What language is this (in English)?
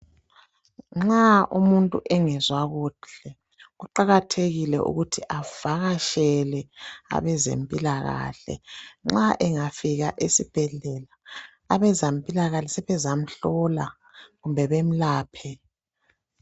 North Ndebele